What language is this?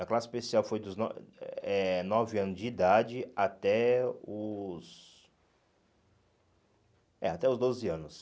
Portuguese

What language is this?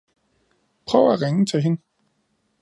Danish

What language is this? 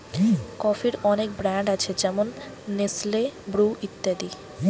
Bangla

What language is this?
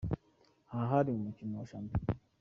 Kinyarwanda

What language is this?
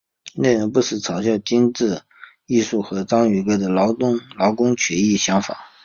Chinese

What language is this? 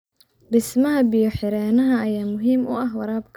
Somali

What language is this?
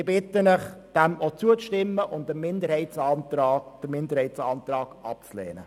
Swiss German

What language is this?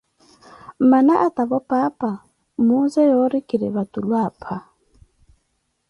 Koti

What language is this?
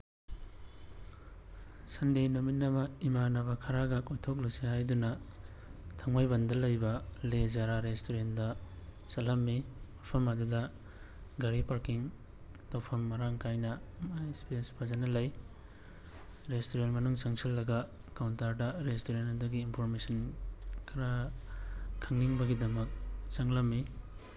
Manipuri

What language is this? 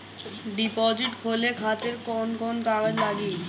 Bhojpuri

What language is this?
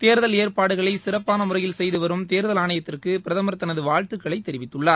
Tamil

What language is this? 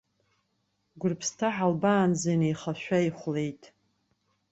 Abkhazian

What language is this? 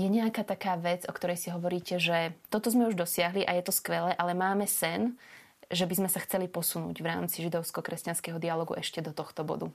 Slovak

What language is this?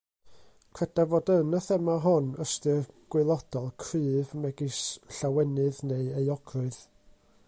Welsh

